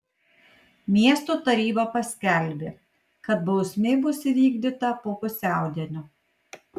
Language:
Lithuanian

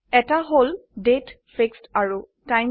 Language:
Assamese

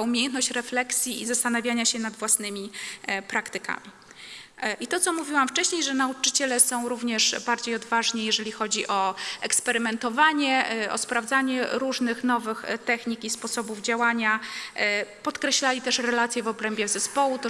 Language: Polish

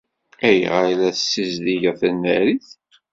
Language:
Kabyle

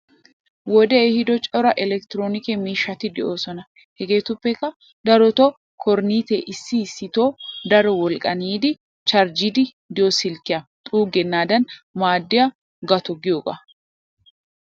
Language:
Wolaytta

